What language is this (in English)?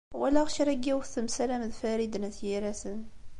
Kabyle